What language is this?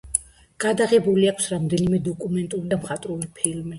Georgian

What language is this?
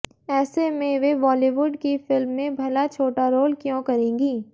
Hindi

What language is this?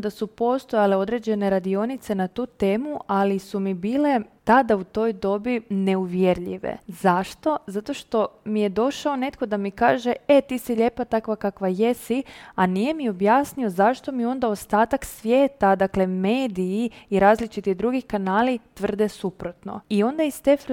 Croatian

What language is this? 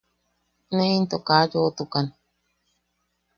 Yaqui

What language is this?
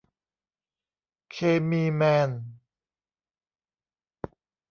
Thai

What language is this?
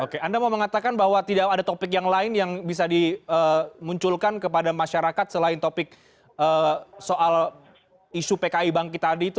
Indonesian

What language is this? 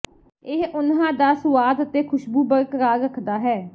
Punjabi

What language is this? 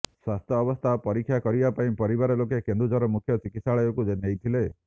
Odia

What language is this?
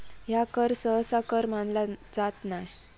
Marathi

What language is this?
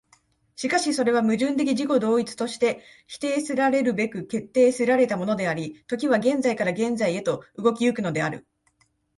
Japanese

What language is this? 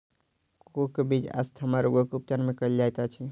Maithili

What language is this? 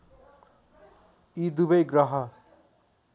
Nepali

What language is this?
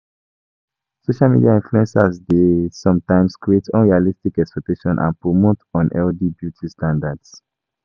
Nigerian Pidgin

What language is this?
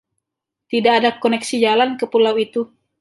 Indonesian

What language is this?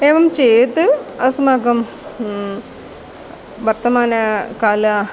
Sanskrit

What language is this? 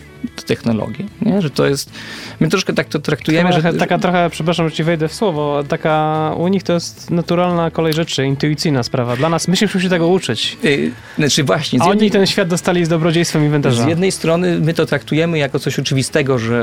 Polish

